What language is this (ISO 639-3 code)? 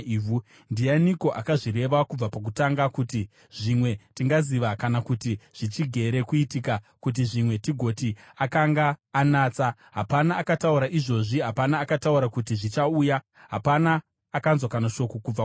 sna